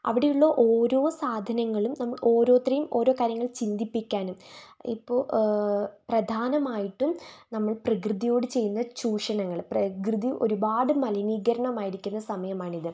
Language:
Malayalam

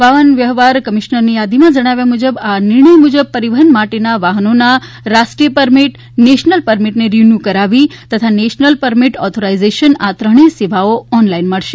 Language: Gujarati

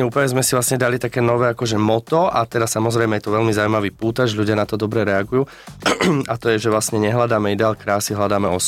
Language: Slovak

